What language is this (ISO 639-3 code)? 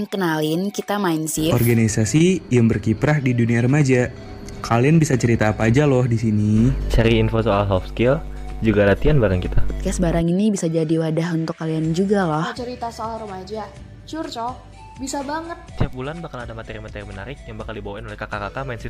ind